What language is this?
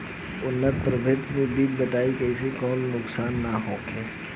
Bhojpuri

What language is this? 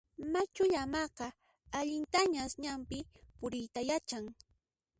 Puno Quechua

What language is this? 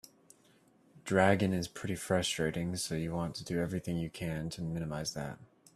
English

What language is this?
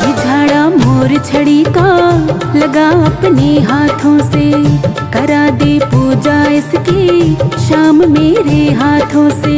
Hindi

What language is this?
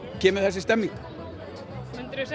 Icelandic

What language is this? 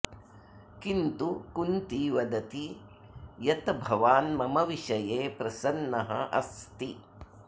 Sanskrit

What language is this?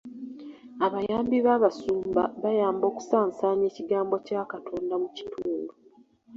Ganda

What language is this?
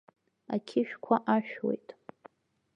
Abkhazian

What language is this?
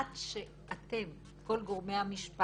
Hebrew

